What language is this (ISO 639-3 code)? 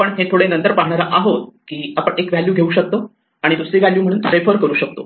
mar